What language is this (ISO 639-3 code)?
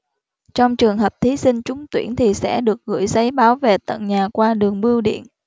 vie